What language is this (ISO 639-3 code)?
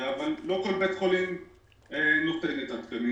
heb